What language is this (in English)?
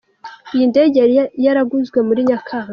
Kinyarwanda